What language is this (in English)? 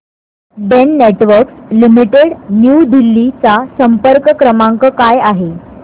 Marathi